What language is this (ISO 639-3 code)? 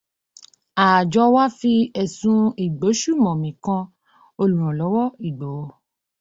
yor